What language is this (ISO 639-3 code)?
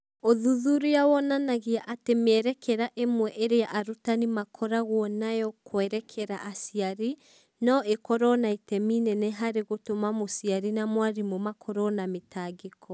kik